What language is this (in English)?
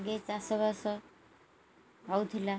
Odia